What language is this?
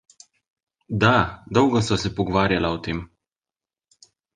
Slovenian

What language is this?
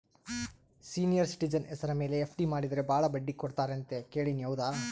Kannada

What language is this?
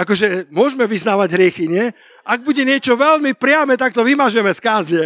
Slovak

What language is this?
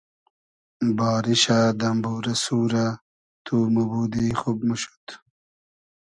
Hazaragi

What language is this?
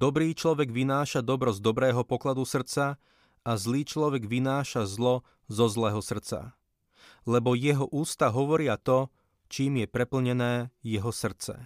Slovak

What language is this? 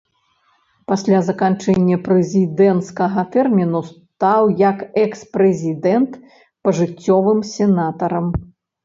Belarusian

